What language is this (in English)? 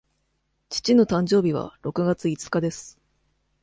Japanese